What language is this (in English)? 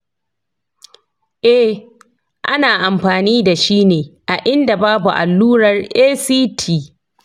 Hausa